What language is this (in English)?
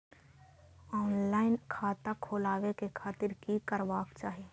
Maithili